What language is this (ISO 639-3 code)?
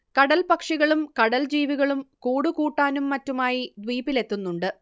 mal